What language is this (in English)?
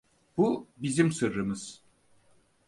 Turkish